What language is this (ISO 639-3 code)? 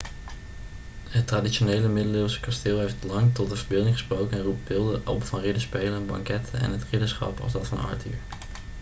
nld